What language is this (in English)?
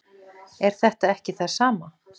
Icelandic